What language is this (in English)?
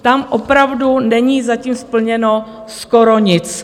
Czech